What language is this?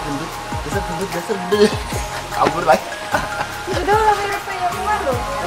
Indonesian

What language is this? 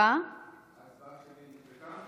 Hebrew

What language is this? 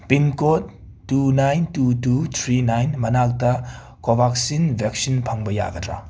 Manipuri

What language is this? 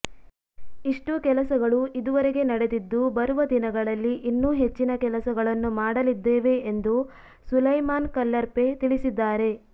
Kannada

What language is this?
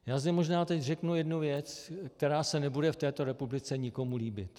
Czech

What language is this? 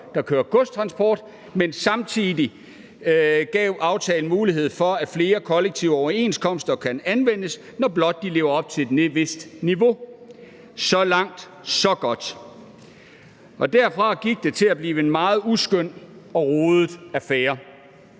Danish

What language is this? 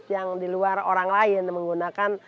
Indonesian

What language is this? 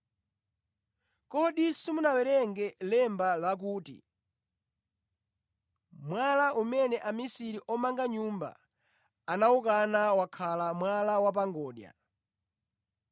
Nyanja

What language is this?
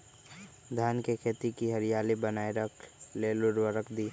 Magahi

